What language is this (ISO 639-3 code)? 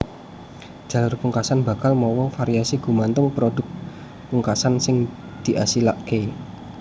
jav